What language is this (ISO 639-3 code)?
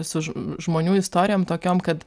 lit